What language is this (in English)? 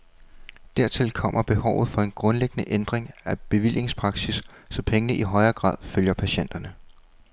Danish